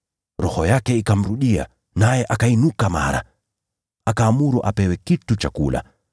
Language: Swahili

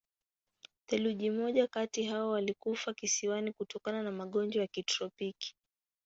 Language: Swahili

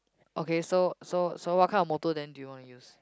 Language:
English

